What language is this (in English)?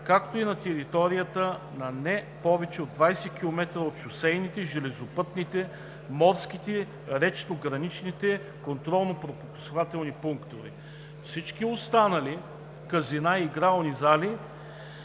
Bulgarian